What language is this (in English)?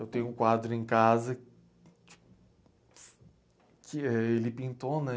Portuguese